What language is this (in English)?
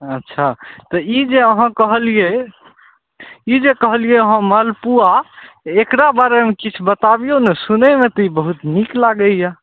Maithili